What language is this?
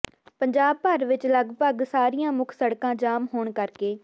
Punjabi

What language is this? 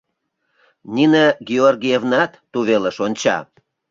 Mari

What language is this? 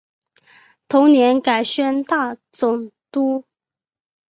Chinese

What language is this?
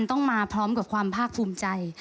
Thai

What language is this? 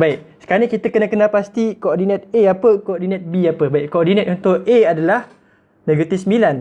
Malay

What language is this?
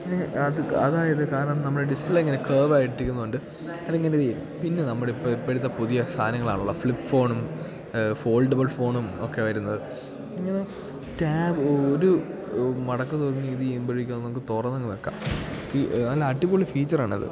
Malayalam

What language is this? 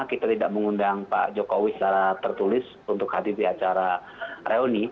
Indonesian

